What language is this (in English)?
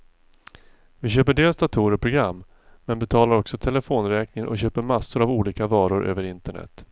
Swedish